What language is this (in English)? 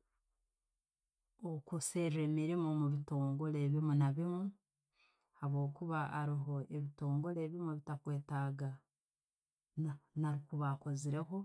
Tooro